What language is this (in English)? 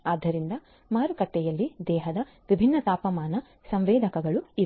Kannada